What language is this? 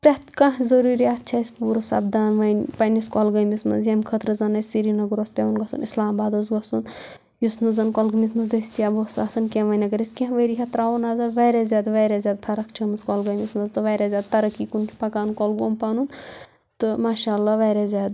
Kashmiri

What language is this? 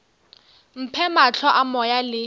Northern Sotho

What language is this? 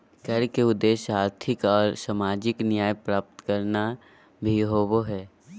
Magahi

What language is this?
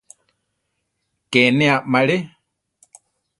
Central Tarahumara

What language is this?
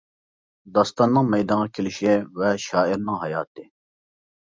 Uyghur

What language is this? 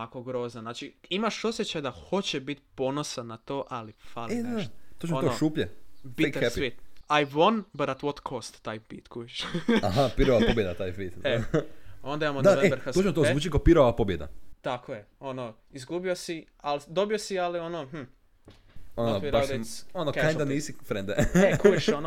Croatian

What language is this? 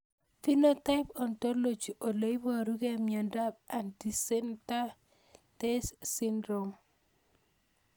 Kalenjin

